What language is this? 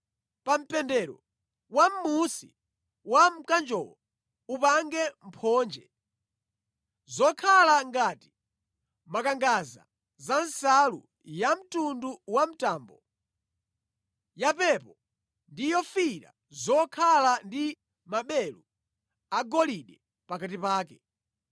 Nyanja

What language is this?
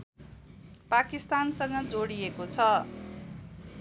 Nepali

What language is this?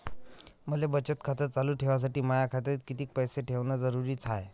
Marathi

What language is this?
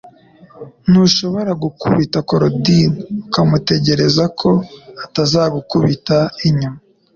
Kinyarwanda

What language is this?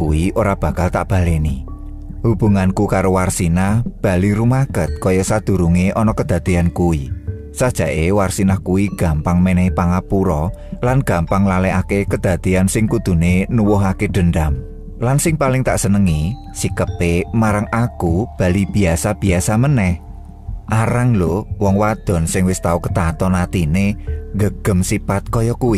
Indonesian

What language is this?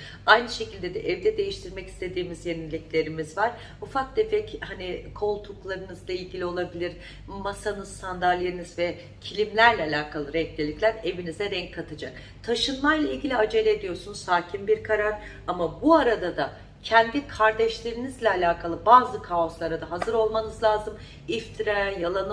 Turkish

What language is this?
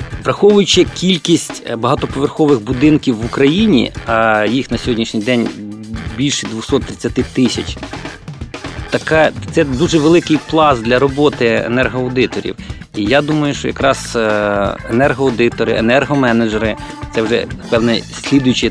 Ukrainian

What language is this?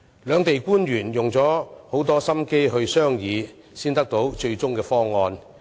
Cantonese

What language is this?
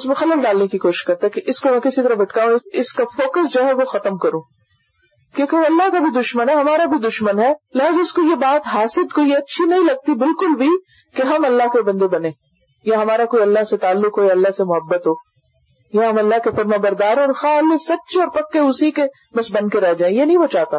Urdu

